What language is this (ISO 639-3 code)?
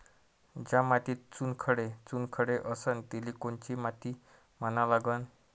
mar